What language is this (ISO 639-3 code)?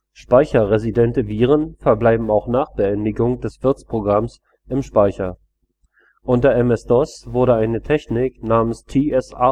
deu